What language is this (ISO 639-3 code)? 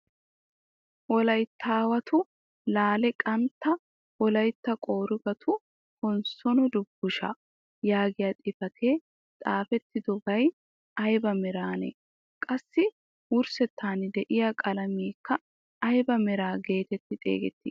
wal